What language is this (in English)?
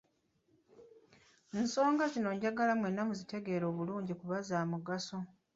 Ganda